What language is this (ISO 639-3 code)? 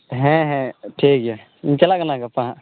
sat